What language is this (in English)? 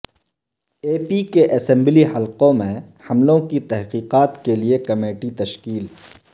Urdu